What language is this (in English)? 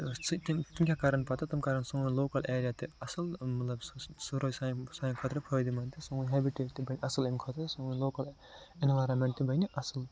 Kashmiri